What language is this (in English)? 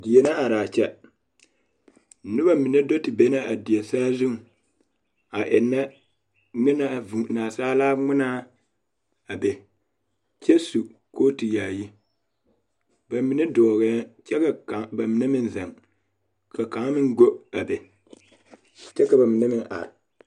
Southern Dagaare